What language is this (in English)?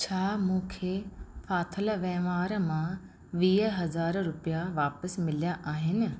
Sindhi